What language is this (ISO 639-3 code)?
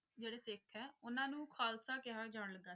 pan